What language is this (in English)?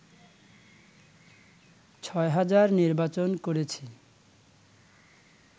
Bangla